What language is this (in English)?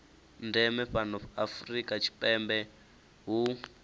Venda